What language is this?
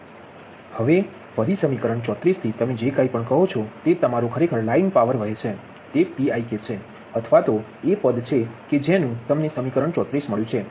Gujarati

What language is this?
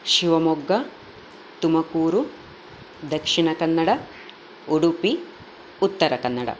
Sanskrit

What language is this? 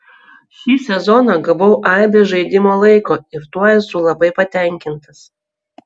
Lithuanian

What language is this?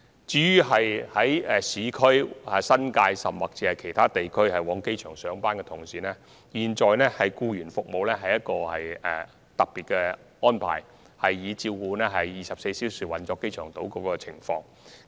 Cantonese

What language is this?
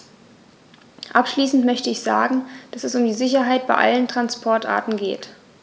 German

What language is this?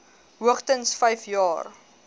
Afrikaans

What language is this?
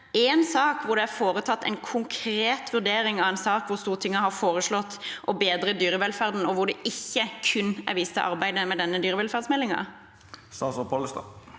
Norwegian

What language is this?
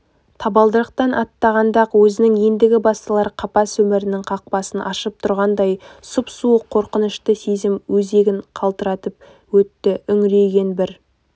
Kazakh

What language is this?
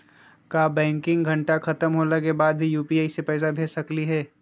Magahi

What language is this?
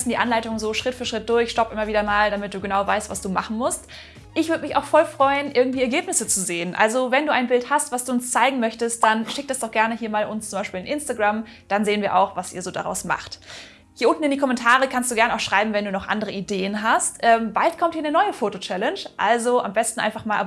German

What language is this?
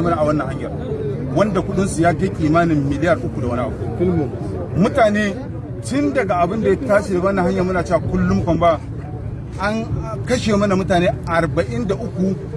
Hausa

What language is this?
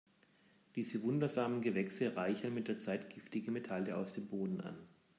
German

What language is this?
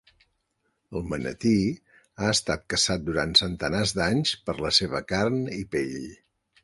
Catalan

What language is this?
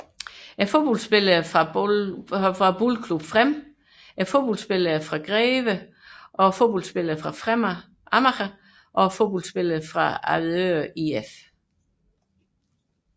Danish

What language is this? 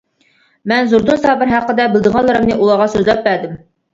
Uyghur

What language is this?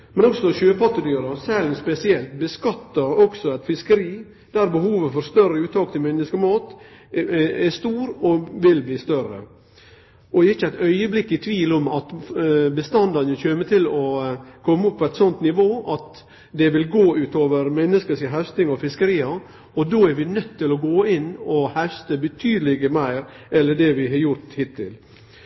Norwegian Nynorsk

